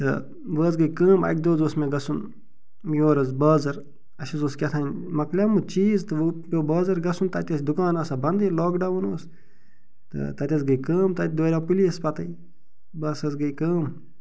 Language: Kashmiri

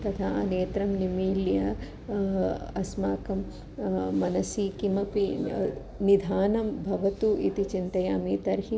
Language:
Sanskrit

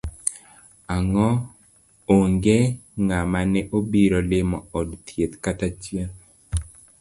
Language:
Luo (Kenya and Tanzania)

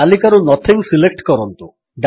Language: Odia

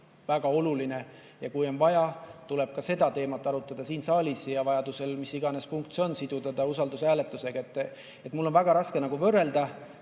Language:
Estonian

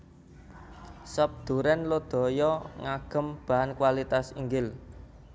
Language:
Javanese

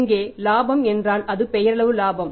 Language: Tamil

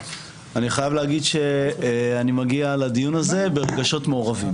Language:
Hebrew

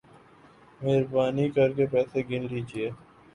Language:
Urdu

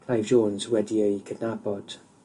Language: Welsh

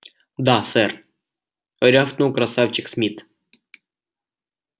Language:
Russian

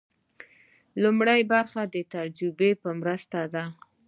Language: Pashto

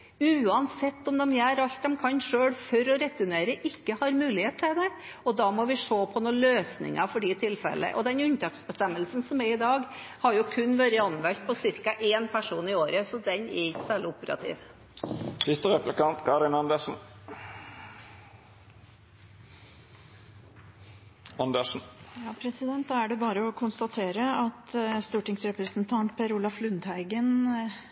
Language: Norwegian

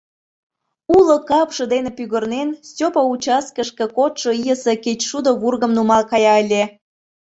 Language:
Mari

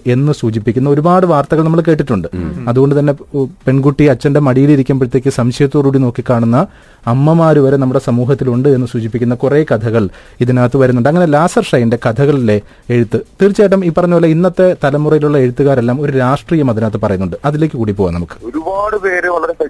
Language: Malayalam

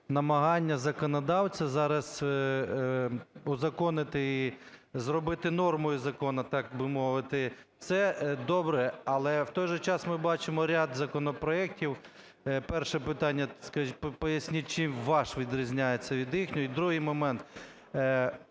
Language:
Ukrainian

